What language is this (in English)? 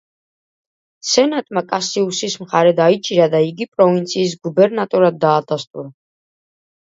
Georgian